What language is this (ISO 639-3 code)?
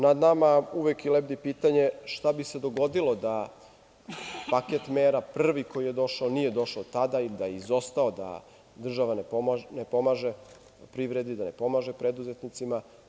srp